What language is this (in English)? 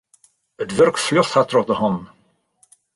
Western Frisian